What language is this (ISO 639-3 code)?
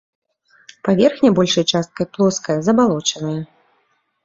bel